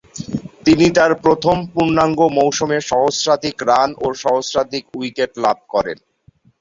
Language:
Bangla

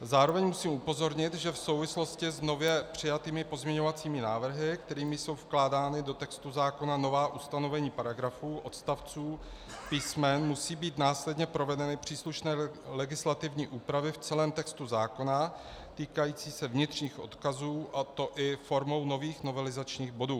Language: Czech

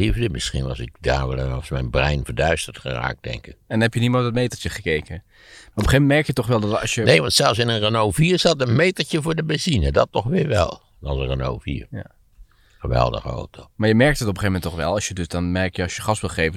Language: Dutch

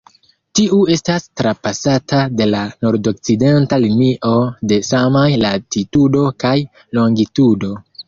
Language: Esperanto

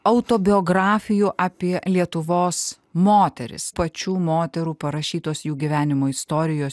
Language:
Lithuanian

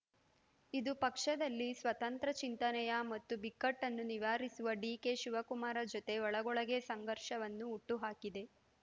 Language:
Kannada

